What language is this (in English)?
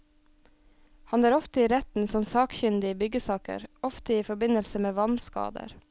Norwegian